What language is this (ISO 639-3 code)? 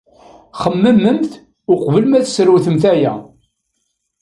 kab